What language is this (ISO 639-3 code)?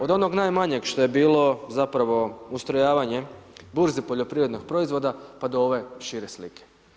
hrv